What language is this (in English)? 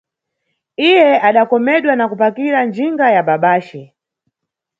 Nyungwe